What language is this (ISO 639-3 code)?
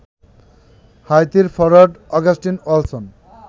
ben